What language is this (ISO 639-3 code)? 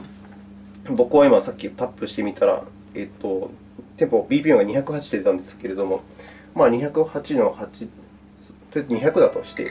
jpn